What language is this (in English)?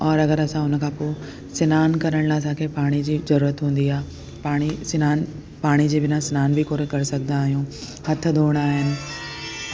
Sindhi